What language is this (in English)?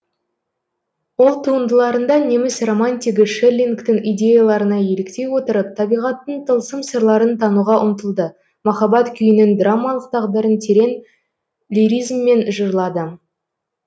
Kazakh